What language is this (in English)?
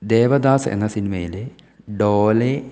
Malayalam